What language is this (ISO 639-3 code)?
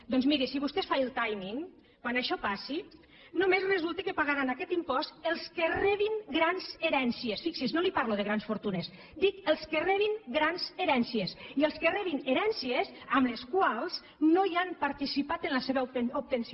cat